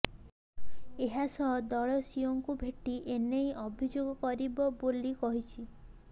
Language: Odia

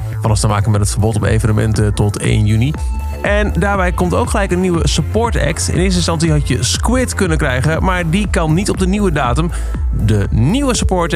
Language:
Dutch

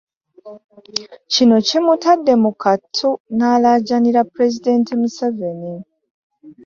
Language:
Ganda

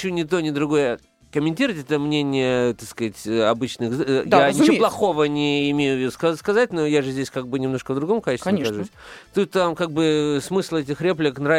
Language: Russian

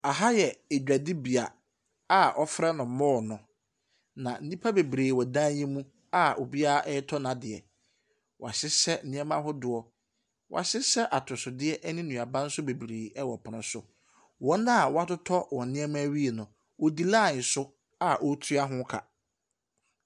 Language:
Akan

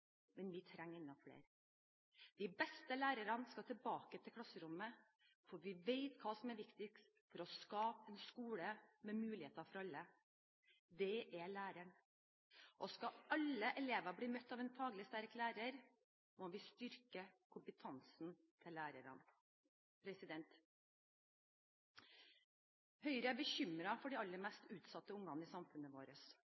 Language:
Norwegian Bokmål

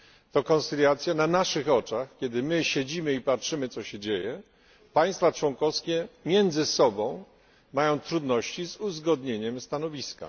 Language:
Polish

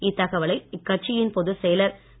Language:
Tamil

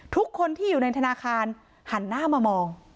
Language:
Thai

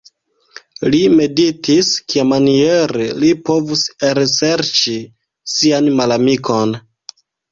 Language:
Esperanto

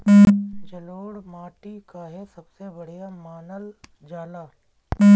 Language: Bhojpuri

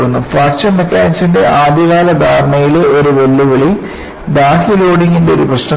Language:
Malayalam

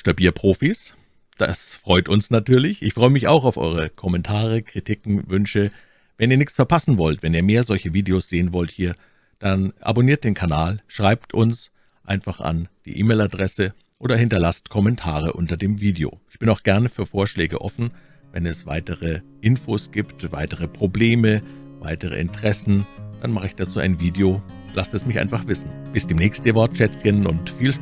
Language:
German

